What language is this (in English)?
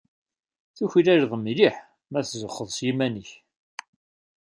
Kabyle